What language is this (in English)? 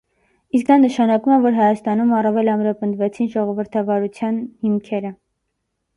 Armenian